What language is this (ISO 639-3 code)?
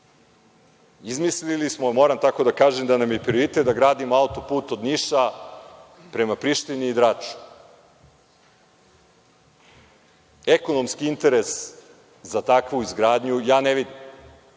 srp